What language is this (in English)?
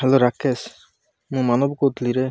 Odia